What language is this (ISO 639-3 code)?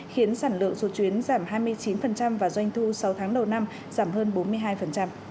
vie